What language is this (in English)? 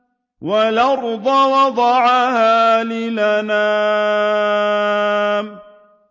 Arabic